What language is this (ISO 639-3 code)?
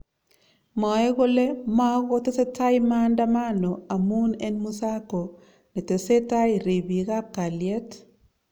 kln